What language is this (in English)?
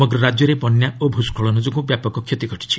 Odia